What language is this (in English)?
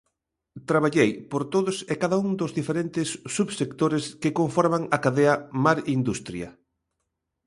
Galician